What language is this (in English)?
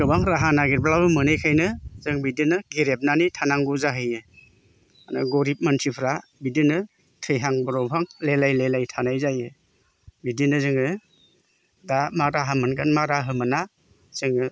Bodo